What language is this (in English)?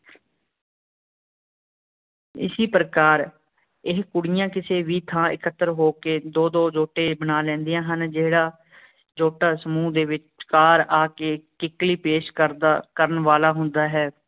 Punjabi